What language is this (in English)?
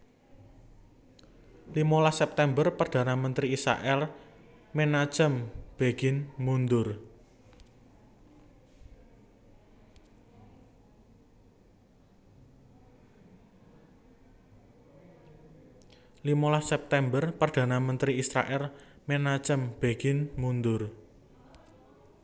Javanese